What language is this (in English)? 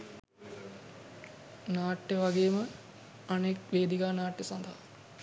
Sinhala